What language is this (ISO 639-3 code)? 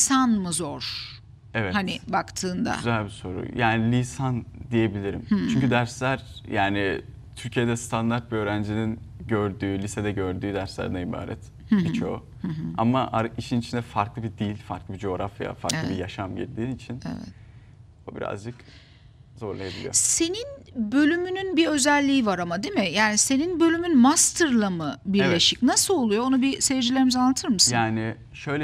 tur